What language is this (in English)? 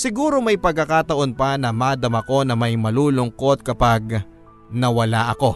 Filipino